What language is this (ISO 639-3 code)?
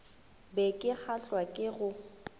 nso